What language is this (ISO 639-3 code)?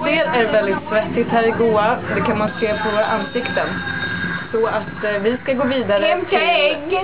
swe